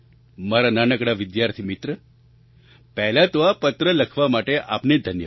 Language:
Gujarati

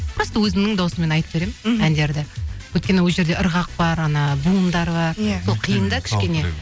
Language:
Kazakh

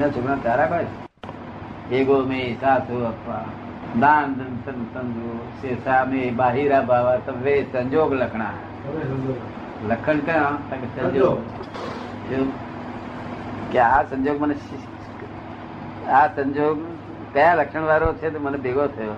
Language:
Gujarati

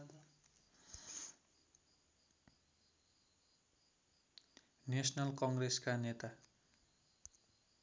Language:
Nepali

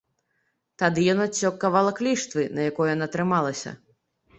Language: Belarusian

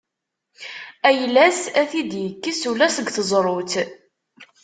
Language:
Kabyle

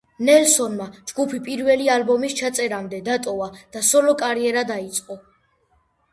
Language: Georgian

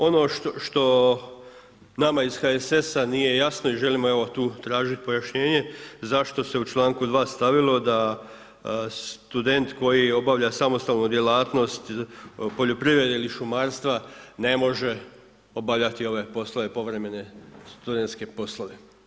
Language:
Croatian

